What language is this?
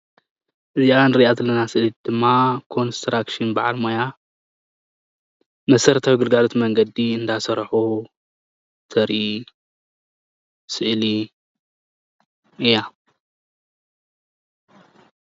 Tigrinya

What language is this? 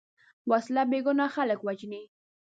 Pashto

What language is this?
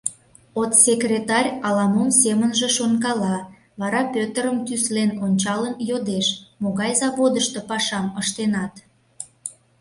Mari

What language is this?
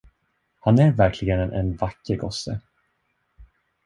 Swedish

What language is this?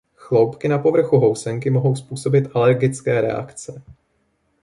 Czech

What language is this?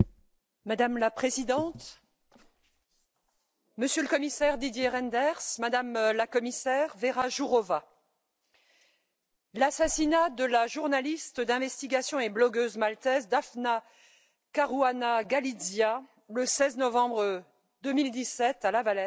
French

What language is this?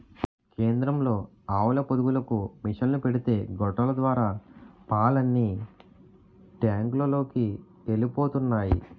Telugu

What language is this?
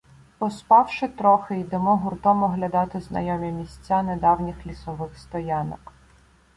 Ukrainian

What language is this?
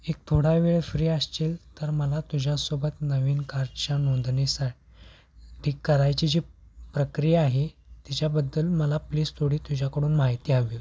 Marathi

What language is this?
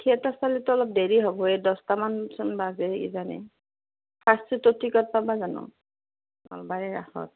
Assamese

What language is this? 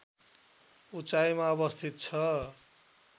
Nepali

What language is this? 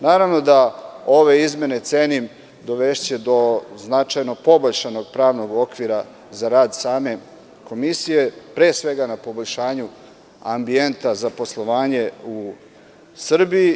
Serbian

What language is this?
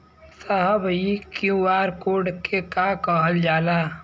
Bhojpuri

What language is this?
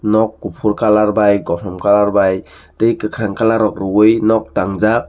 Kok Borok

